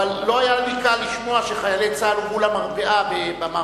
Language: Hebrew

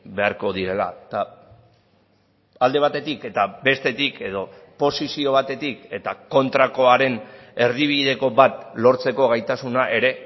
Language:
Basque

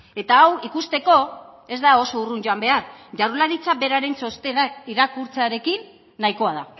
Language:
Basque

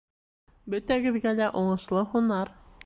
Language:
Bashkir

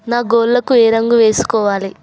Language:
Telugu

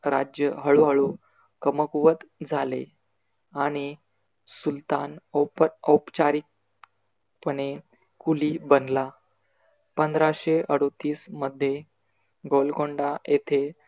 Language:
Marathi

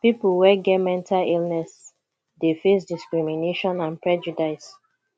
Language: Nigerian Pidgin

